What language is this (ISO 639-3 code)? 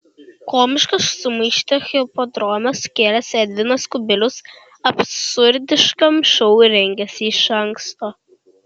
lit